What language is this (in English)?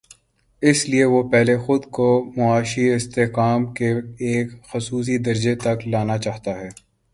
Urdu